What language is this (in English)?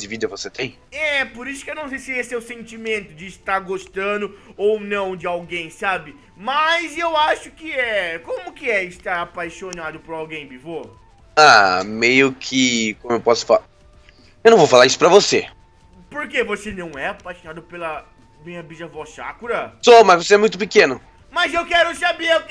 Portuguese